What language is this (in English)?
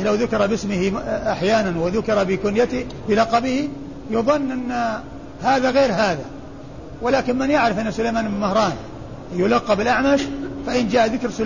Arabic